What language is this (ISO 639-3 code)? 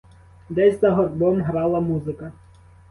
ukr